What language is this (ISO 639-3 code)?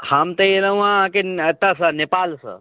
mai